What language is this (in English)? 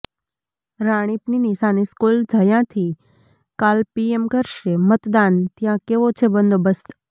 Gujarati